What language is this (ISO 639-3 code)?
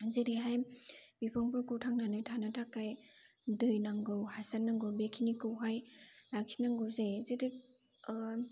brx